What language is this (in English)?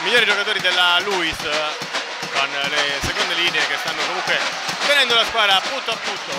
Italian